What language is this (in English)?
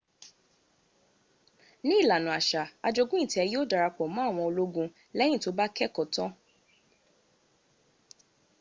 Yoruba